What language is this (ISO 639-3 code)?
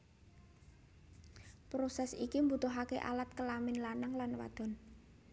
jav